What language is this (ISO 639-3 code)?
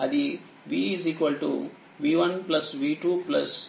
tel